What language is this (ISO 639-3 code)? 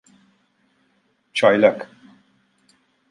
tur